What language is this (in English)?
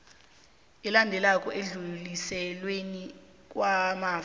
South Ndebele